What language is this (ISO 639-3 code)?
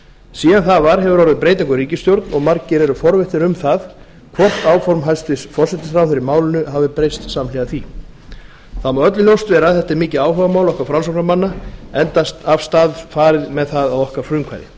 isl